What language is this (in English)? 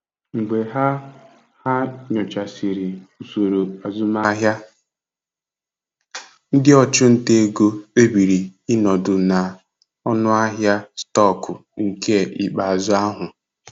Igbo